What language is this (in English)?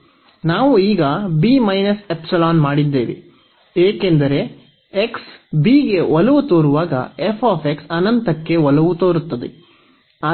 Kannada